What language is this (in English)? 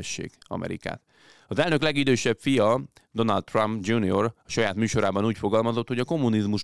Hungarian